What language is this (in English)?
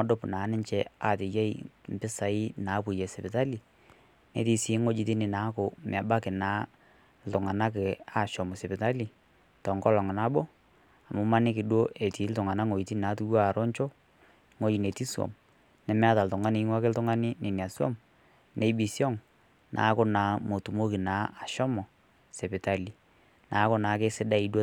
Masai